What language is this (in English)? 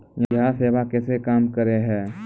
Maithili